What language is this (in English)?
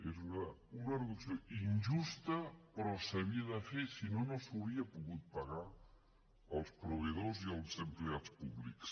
Catalan